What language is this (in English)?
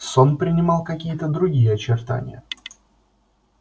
Russian